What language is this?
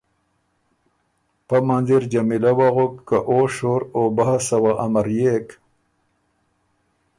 Ormuri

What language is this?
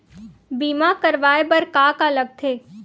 Chhattisgarhi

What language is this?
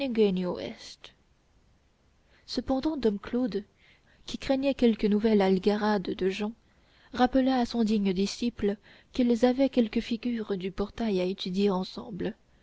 French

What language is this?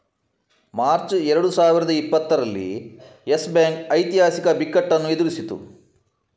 Kannada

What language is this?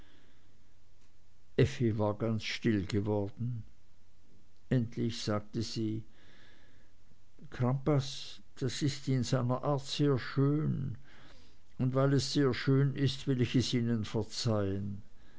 German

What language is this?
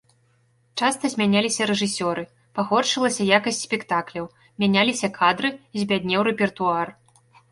Belarusian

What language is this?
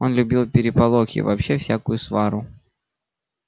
Russian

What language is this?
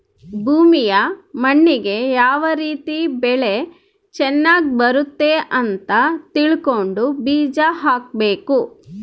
Kannada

